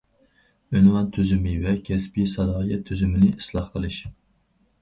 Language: Uyghur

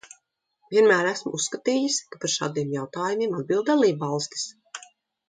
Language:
Latvian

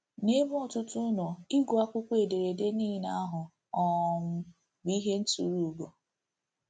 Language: Igbo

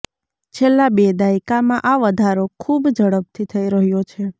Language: Gujarati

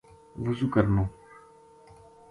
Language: Gujari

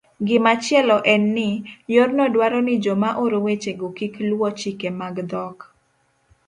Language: Luo (Kenya and Tanzania)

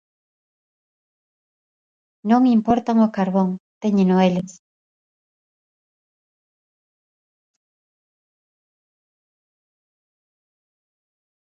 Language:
Galician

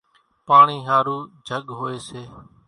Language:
Kachi Koli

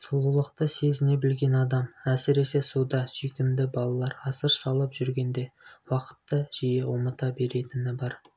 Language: Kazakh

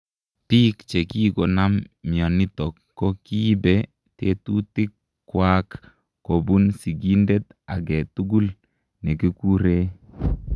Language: Kalenjin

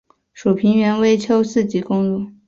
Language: Chinese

